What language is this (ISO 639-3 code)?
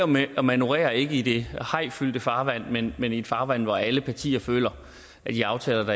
dan